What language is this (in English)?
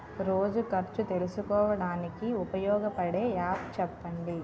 Telugu